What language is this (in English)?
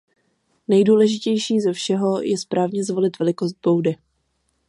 Czech